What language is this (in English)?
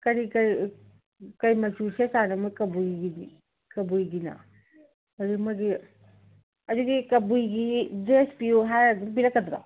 Manipuri